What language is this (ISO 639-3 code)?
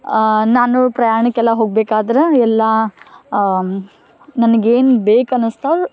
kan